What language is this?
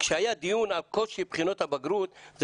Hebrew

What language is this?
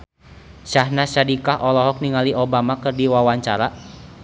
Sundanese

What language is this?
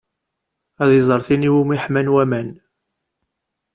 Kabyle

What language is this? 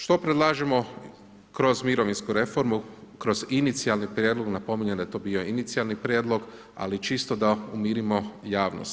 Croatian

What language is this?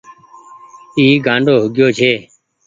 Goaria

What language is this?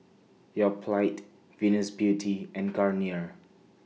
English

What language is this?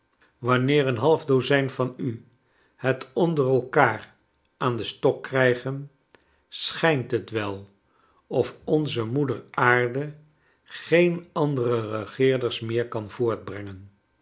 Dutch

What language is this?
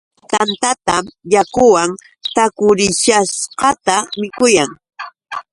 Yauyos Quechua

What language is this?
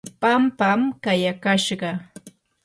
Yanahuanca Pasco Quechua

